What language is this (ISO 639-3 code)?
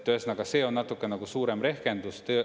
est